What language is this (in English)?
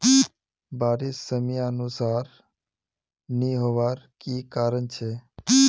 Magahi